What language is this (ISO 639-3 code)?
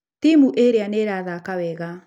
kik